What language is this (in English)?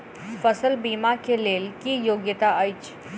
Maithili